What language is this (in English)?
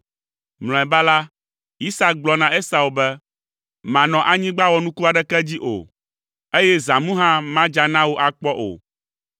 Ewe